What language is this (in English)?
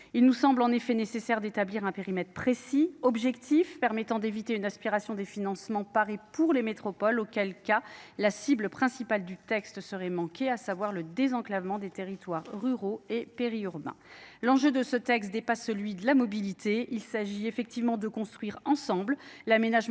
French